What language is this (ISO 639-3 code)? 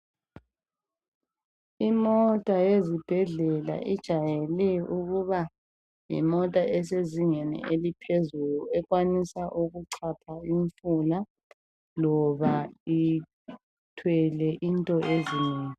nde